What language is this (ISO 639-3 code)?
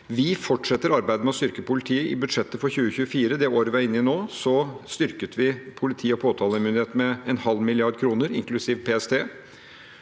nor